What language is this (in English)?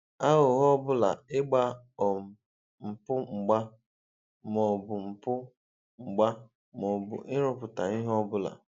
Igbo